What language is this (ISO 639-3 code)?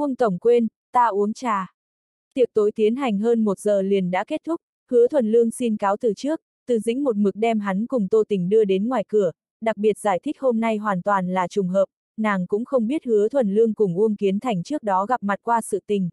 vie